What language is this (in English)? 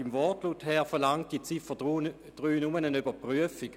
Swiss German